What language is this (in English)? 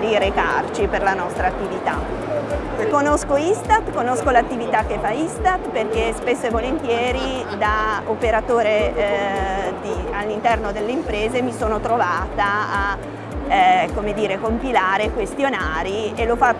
Italian